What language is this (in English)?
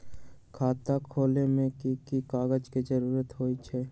Magahi